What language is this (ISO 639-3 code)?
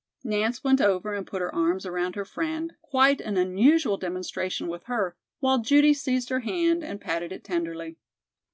eng